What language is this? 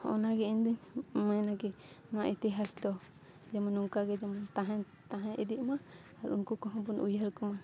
Santali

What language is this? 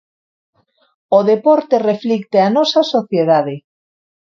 Galician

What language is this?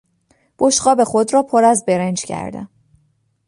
Persian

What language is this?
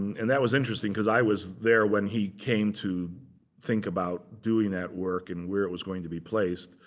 English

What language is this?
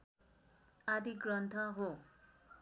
Nepali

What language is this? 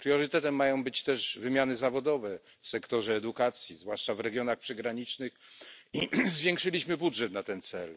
Polish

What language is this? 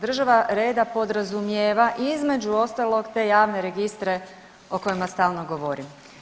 Croatian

